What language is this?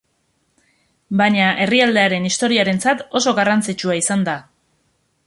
Basque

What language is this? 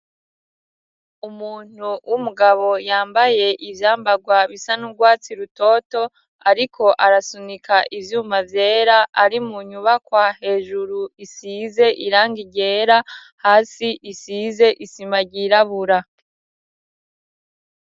Rundi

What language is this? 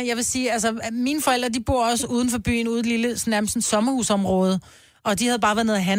Danish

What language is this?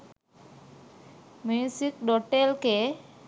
Sinhala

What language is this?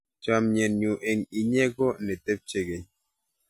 Kalenjin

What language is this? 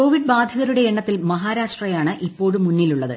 Malayalam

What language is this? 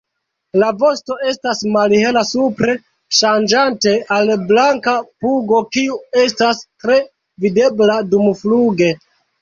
Esperanto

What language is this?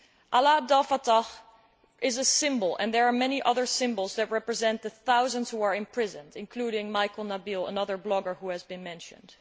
English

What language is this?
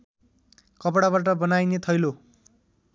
Nepali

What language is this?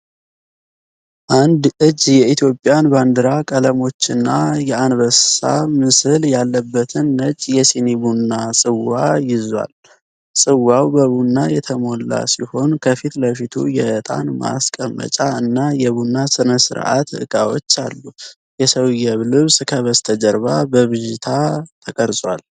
Amharic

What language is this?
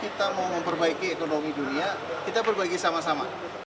Indonesian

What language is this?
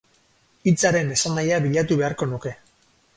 Basque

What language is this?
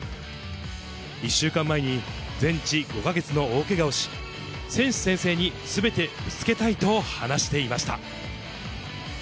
Japanese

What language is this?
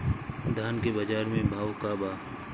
Bhojpuri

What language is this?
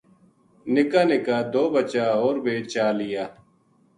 Gujari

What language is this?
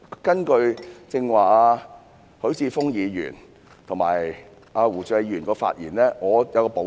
Cantonese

